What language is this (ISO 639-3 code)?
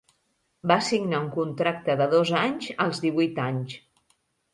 cat